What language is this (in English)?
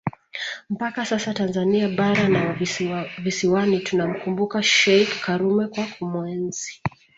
Swahili